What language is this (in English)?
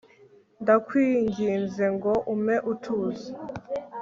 Kinyarwanda